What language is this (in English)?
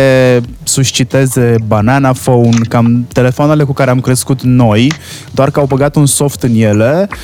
Romanian